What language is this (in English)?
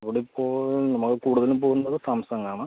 Malayalam